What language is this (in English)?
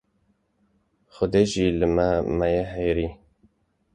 Kurdish